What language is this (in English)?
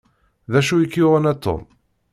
Kabyle